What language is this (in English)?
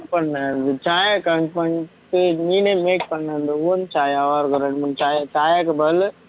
Tamil